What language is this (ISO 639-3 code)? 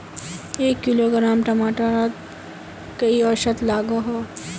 mag